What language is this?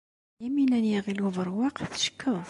Kabyle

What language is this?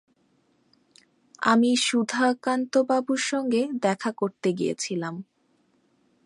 Bangla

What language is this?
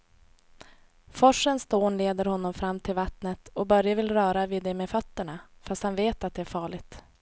Swedish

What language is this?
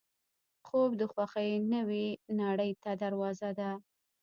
Pashto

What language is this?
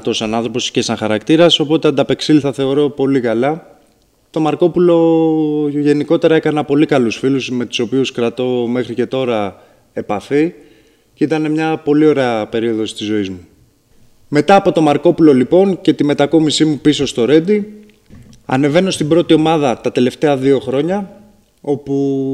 Greek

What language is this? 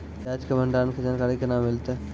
Maithili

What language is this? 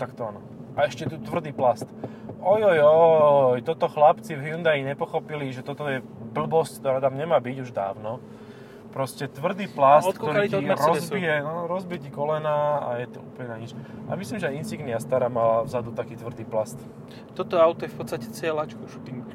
Slovak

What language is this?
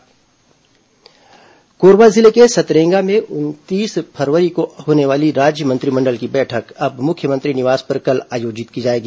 Hindi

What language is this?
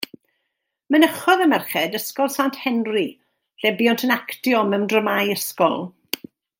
Welsh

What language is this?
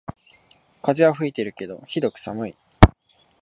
Japanese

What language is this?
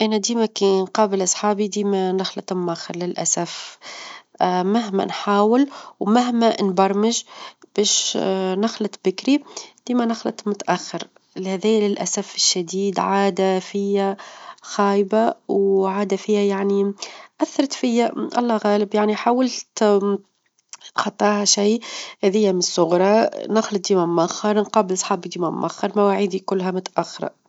Tunisian Arabic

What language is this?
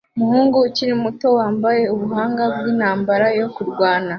Kinyarwanda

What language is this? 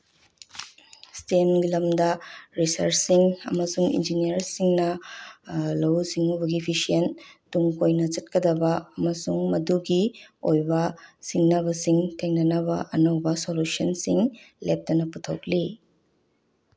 Manipuri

